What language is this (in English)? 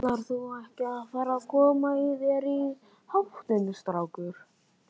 Icelandic